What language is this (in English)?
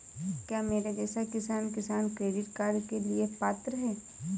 Hindi